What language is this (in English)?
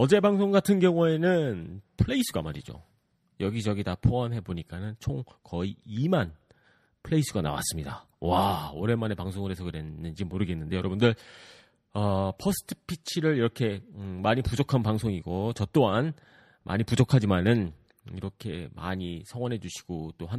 Korean